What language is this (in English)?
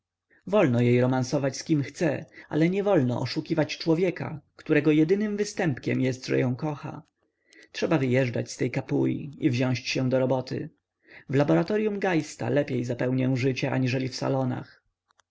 Polish